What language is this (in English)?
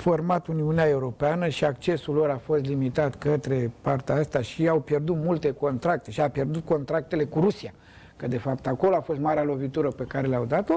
Romanian